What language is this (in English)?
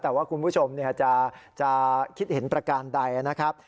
Thai